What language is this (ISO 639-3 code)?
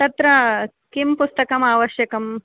san